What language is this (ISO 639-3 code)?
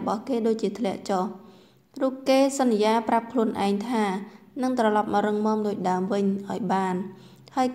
tha